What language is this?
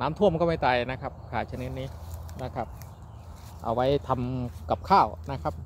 Thai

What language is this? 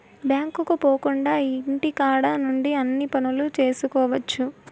Telugu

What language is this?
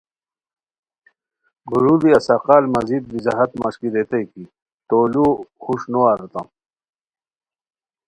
Khowar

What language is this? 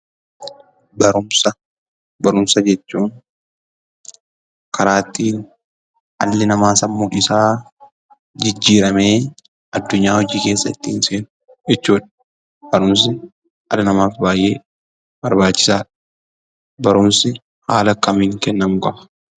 Oromo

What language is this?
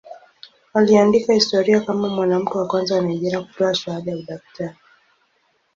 Swahili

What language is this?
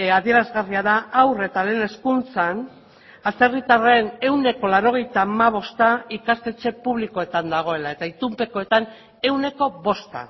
Basque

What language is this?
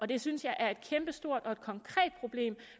Danish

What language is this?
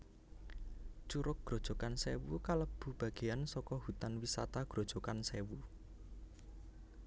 Javanese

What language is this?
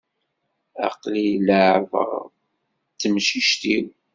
Kabyle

